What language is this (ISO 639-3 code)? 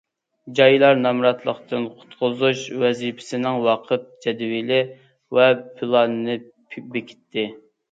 uig